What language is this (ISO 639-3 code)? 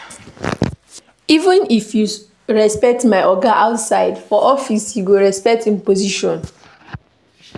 pcm